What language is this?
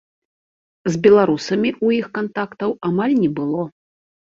Belarusian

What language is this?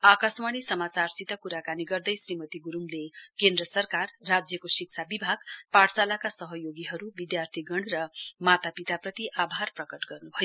Nepali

